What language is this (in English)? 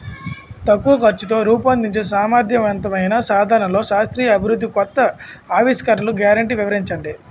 Telugu